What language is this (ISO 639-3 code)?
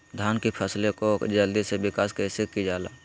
mag